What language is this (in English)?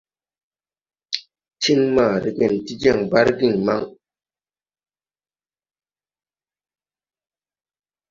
Tupuri